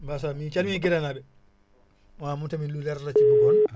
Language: Wolof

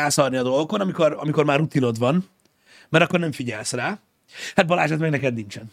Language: Hungarian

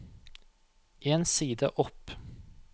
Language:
Norwegian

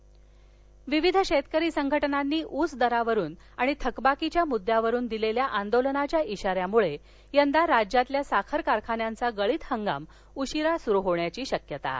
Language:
Marathi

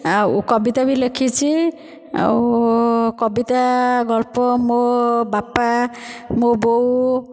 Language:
Odia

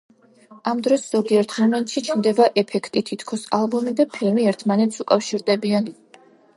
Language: Georgian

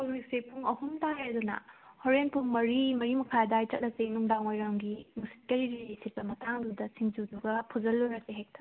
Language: Manipuri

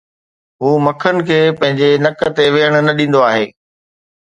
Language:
Sindhi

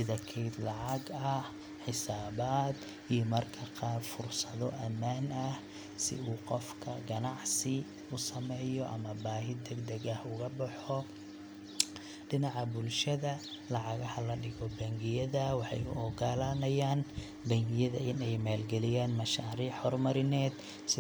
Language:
Somali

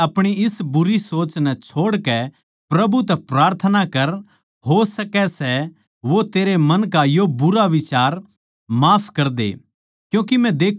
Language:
Haryanvi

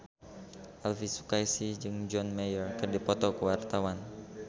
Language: Sundanese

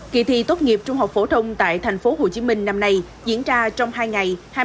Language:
Vietnamese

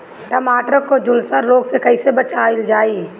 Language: Bhojpuri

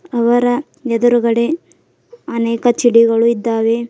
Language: Kannada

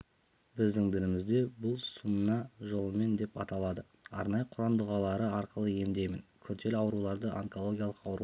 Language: Kazakh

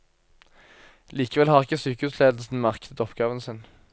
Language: Norwegian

